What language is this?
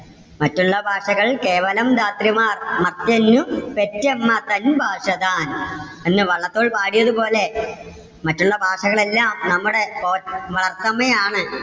Malayalam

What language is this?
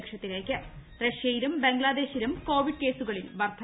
Malayalam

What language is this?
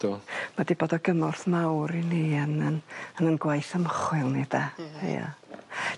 Welsh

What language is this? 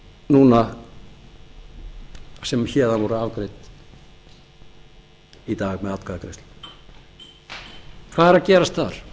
Icelandic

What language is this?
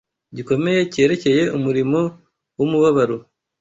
Kinyarwanda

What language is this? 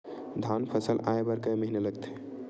Chhattisgarhi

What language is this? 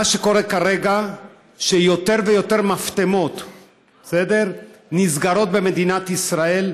Hebrew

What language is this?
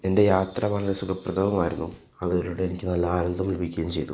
Malayalam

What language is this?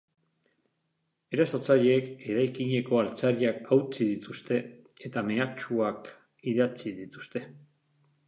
Basque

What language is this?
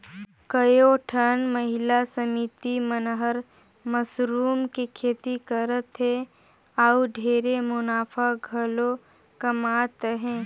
Chhattisgarhi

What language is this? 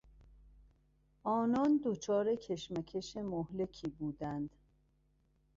Persian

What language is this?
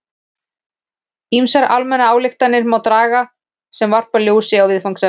Icelandic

